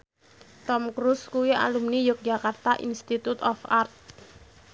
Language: Javanese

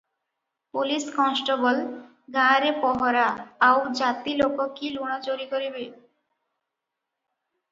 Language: Odia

